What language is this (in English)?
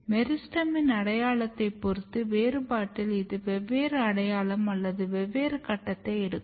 Tamil